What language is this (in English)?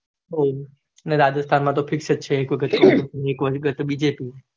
Gujarati